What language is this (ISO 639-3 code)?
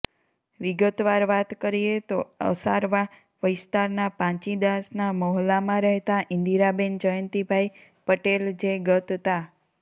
guj